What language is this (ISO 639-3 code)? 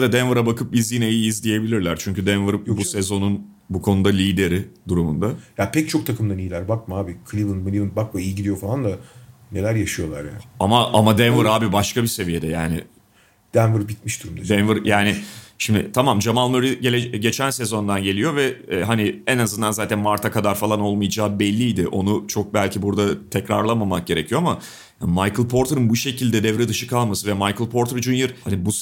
tur